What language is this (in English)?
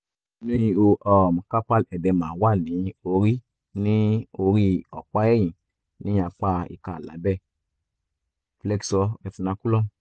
Yoruba